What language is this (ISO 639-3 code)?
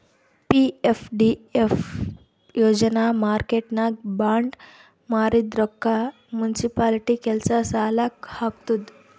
kan